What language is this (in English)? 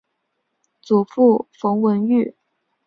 Chinese